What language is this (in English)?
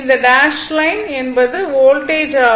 Tamil